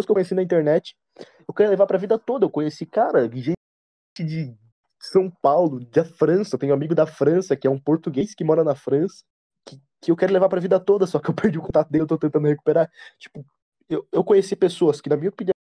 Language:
Portuguese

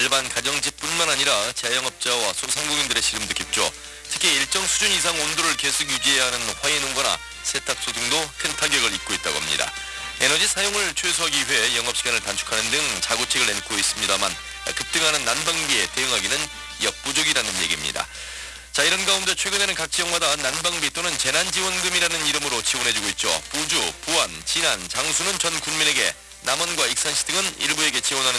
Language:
Korean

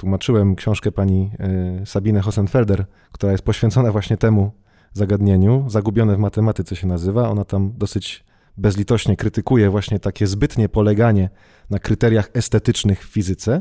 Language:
Polish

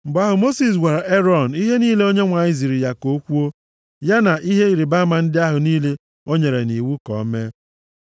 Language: Igbo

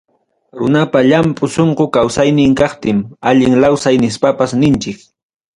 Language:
Ayacucho Quechua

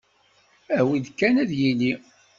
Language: Kabyle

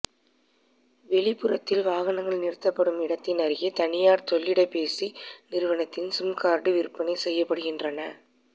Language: Tamil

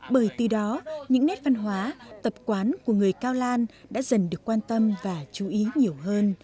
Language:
Vietnamese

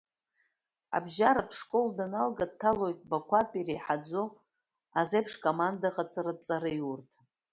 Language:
Abkhazian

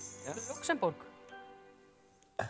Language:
Icelandic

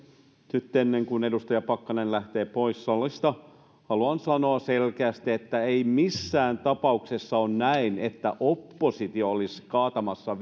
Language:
Finnish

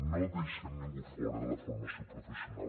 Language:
Catalan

